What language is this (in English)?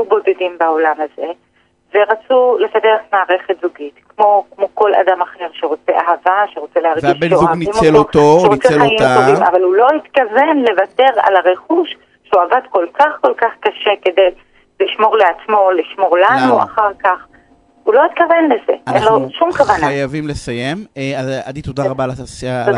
Hebrew